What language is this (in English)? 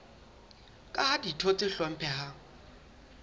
Southern Sotho